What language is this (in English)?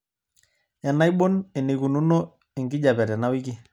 Masai